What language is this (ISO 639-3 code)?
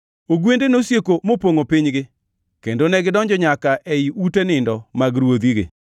luo